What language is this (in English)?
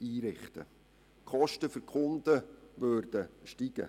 Swiss German